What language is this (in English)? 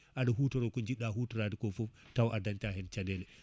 Fula